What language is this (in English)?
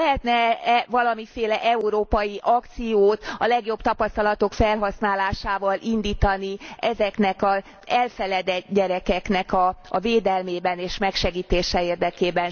Hungarian